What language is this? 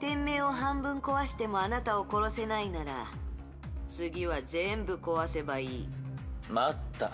Japanese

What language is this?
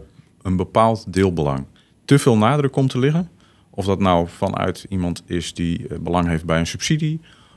Dutch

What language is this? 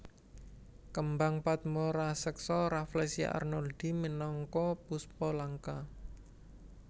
Javanese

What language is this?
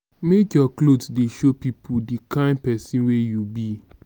Nigerian Pidgin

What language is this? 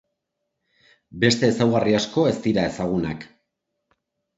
Basque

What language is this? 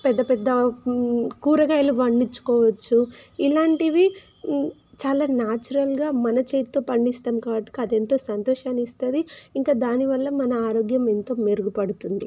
Telugu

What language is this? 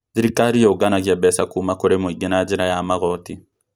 Kikuyu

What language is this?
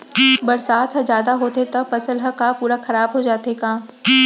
Chhattisgarhi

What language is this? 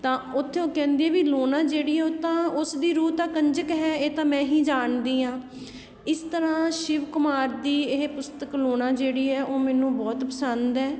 Punjabi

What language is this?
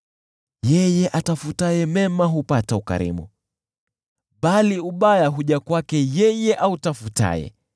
Swahili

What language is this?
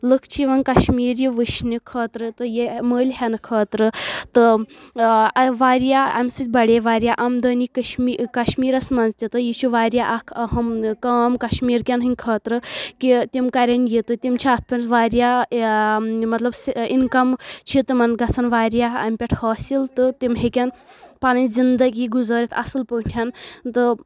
Kashmiri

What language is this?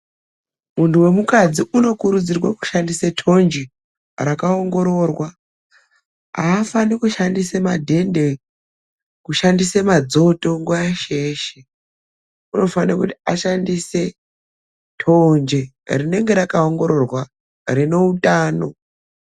Ndau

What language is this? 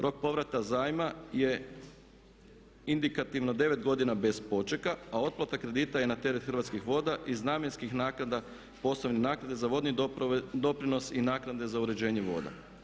Croatian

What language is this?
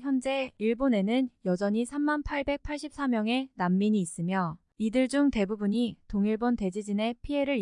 Korean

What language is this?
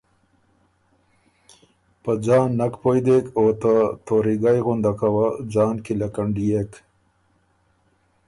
Ormuri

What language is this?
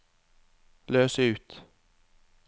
Norwegian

